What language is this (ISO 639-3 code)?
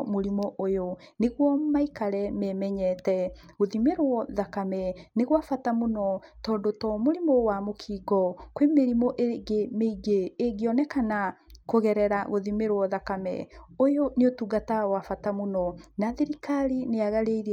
kik